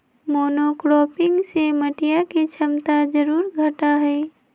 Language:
Magahi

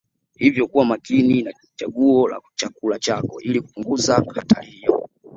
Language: Swahili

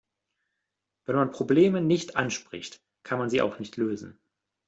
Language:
German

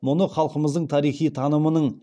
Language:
Kazakh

